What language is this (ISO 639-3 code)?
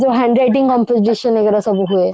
ori